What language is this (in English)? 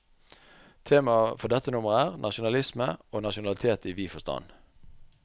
Norwegian